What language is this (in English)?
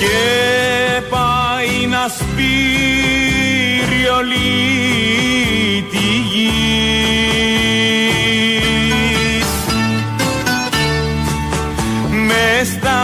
Greek